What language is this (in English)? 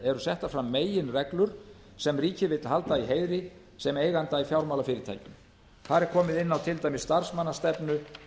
Icelandic